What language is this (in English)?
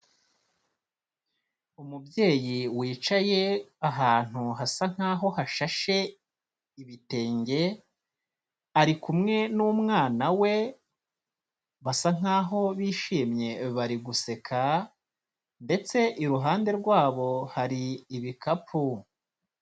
Kinyarwanda